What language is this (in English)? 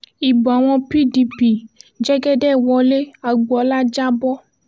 Yoruba